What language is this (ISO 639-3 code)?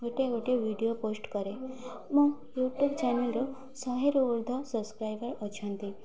ori